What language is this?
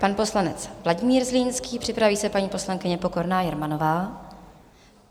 Czech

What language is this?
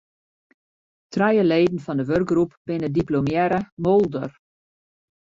Western Frisian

